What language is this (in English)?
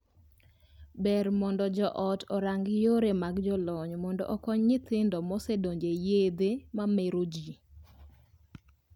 Luo (Kenya and Tanzania)